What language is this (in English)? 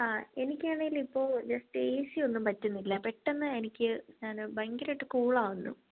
Malayalam